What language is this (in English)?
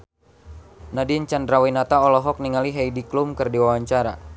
Sundanese